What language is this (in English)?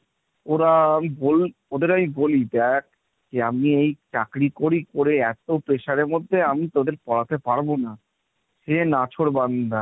Bangla